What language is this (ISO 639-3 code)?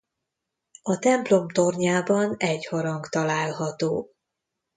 hun